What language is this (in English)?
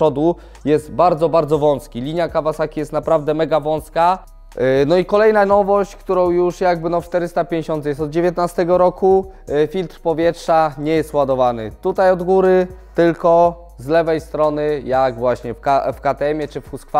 Polish